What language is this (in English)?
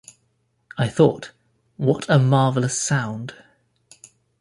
English